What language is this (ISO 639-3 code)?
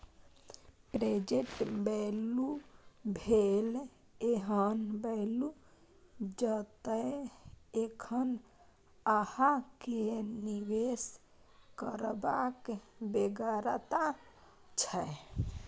mai